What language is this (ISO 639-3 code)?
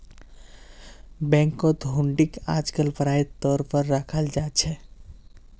mag